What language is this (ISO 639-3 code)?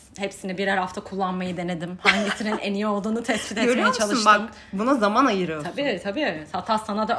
tur